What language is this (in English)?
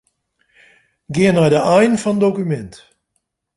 Western Frisian